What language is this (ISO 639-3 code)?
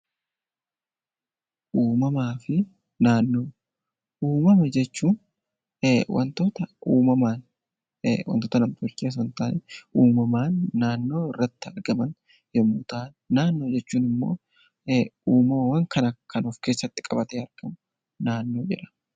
orm